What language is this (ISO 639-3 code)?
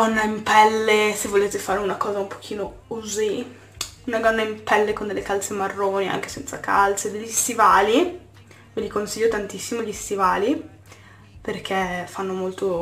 ita